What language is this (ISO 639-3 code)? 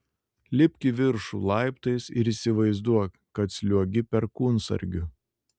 lit